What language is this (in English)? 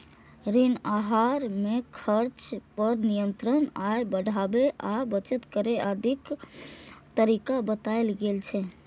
Maithili